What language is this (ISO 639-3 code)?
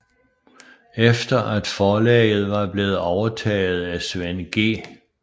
dan